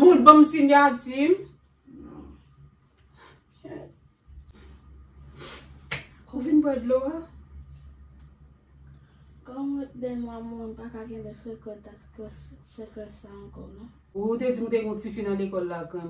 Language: French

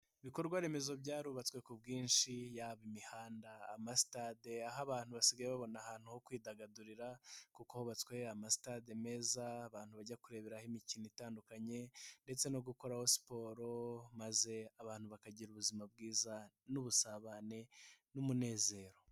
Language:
Kinyarwanda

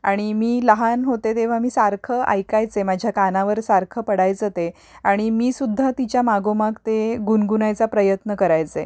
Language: Marathi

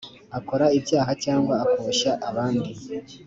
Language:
Kinyarwanda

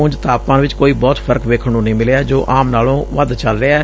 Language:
Punjabi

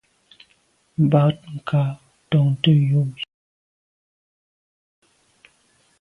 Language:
Medumba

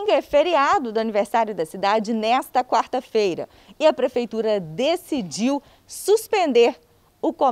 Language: Portuguese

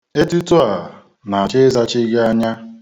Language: Igbo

